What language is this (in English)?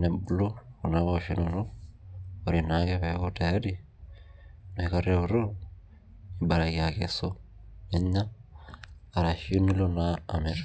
Masai